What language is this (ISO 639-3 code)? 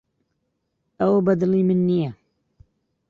ckb